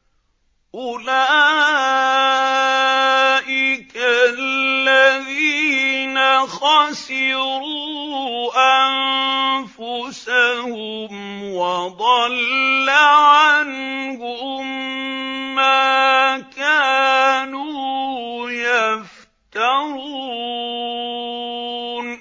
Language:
Arabic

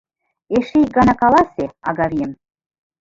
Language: Mari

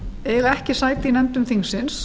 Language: Icelandic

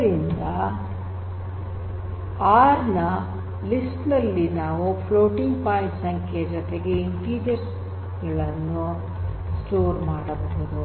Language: Kannada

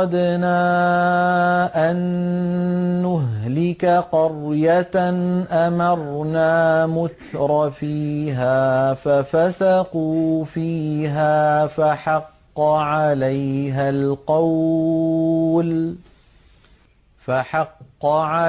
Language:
Arabic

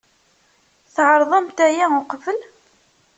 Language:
Kabyle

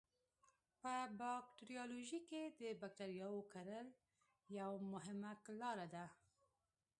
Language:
Pashto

